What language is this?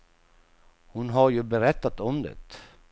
Swedish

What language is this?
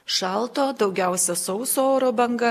Lithuanian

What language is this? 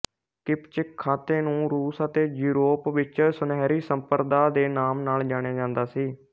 Punjabi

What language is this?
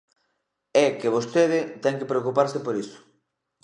Galician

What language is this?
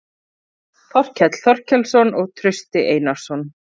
Icelandic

